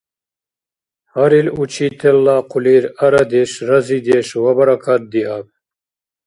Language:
Dargwa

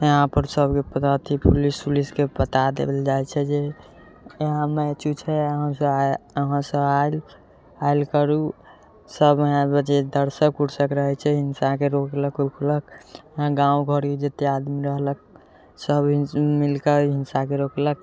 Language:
Maithili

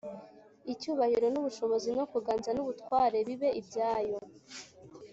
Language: Kinyarwanda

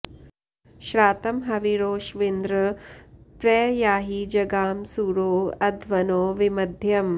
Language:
Sanskrit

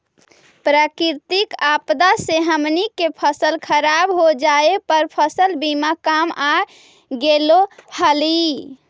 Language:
Magahi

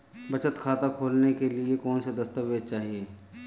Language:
Hindi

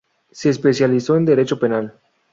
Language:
Spanish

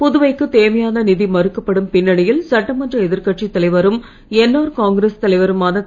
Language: Tamil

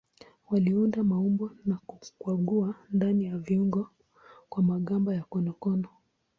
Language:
Swahili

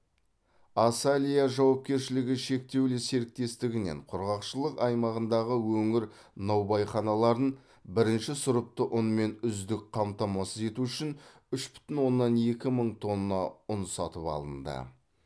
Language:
Kazakh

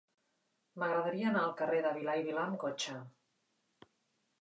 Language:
Catalan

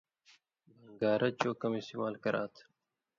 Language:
Indus Kohistani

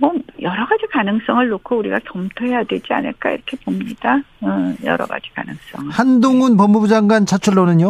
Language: Korean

